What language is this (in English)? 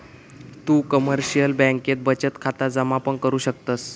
Marathi